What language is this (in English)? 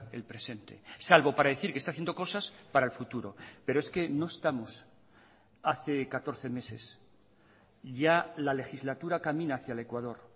Spanish